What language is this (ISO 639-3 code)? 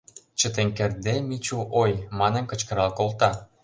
chm